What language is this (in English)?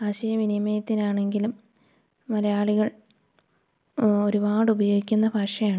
Malayalam